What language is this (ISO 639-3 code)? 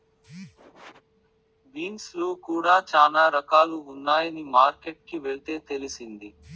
tel